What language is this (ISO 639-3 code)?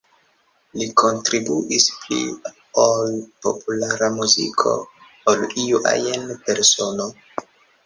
epo